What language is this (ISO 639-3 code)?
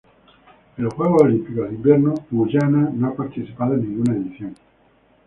spa